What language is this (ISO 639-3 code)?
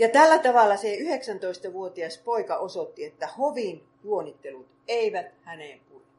fin